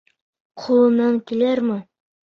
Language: Bashkir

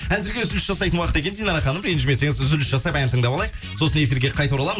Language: Kazakh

